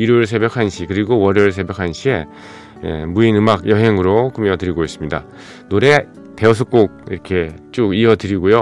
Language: Korean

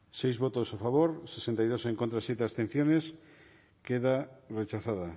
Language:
Basque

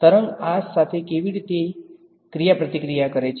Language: Gujarati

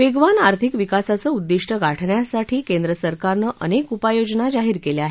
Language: Marathi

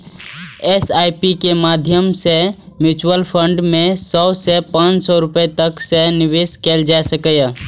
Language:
Maithili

